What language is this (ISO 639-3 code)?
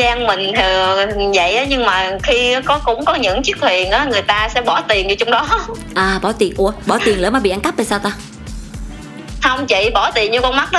vie